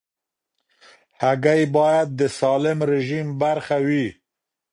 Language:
Pashto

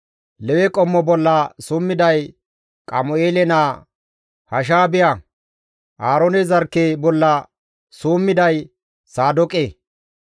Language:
Gamo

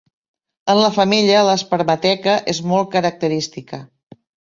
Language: Catalan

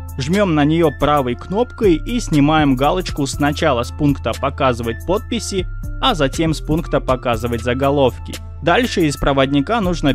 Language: Russian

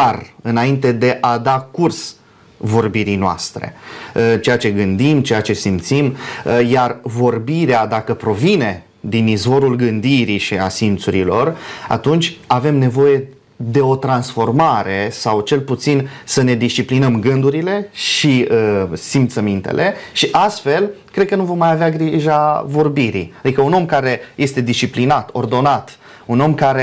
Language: Romanian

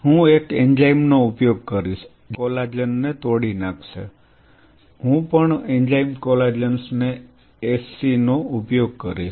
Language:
Gujarati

